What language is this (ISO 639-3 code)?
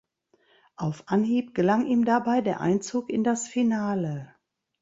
deu